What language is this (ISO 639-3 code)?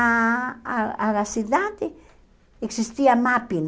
por